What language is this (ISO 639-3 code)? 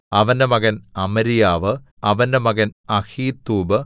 mal